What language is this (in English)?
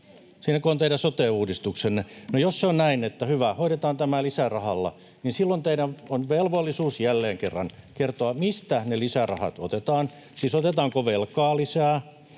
Finnish